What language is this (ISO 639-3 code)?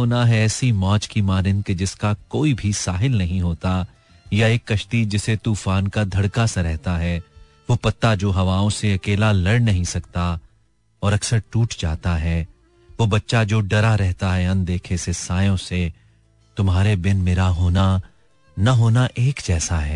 hin